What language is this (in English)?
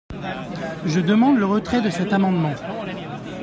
French